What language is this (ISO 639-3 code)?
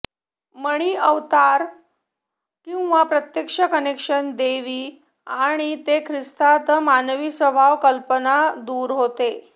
mar